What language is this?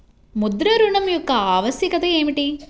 Telugu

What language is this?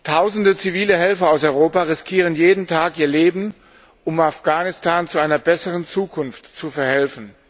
German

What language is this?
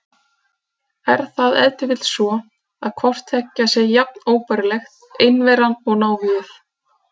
Icelandic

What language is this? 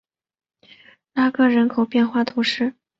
Chinese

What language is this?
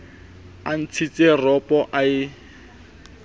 Southern Sotho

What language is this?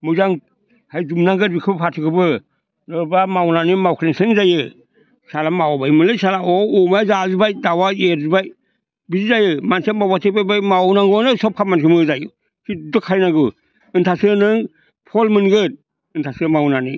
Bodo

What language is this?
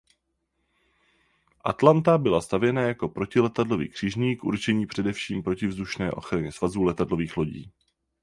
Czech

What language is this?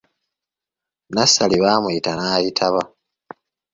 Ganda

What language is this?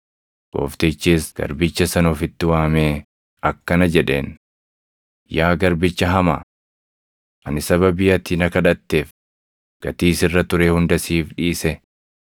Oromo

